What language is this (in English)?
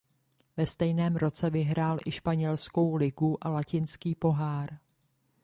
Czech